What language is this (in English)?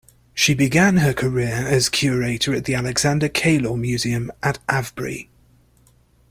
English